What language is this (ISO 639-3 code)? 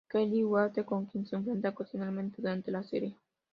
spa